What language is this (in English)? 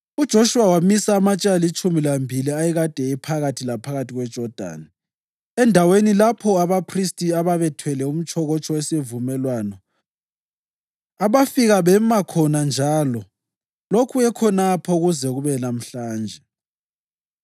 North Ndebele